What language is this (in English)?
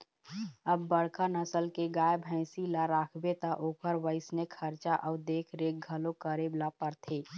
Chhattisgarhi